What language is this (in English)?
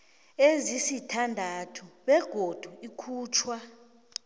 South Ndebele